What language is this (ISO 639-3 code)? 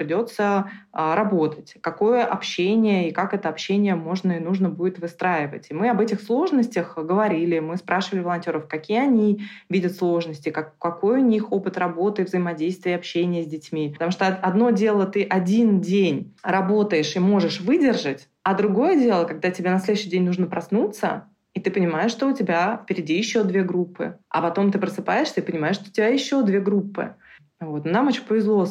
rus